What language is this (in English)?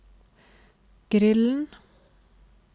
Norwegian